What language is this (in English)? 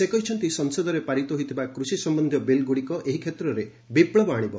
Odia